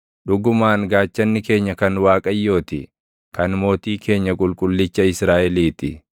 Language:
Oromo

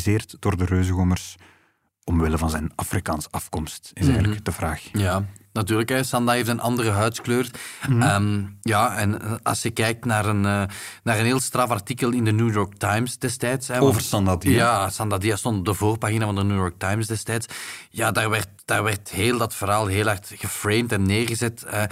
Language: Dutch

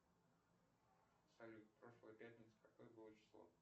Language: Russian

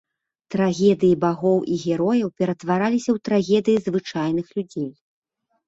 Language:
Belarusian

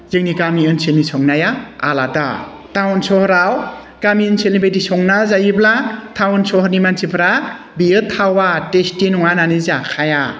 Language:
Bodo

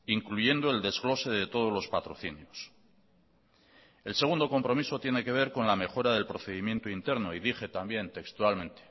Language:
Spanish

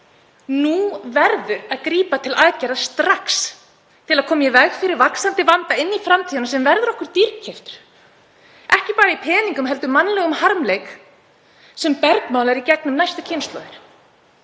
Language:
Icelandic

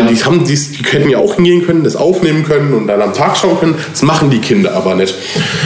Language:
German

